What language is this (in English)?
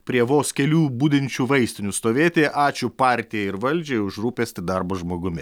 Lithuanian